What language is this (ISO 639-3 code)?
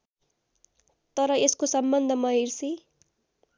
nep